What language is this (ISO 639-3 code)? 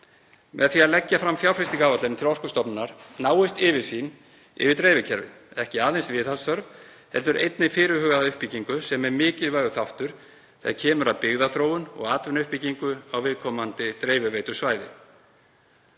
isl